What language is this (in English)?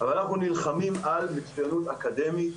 Hebrew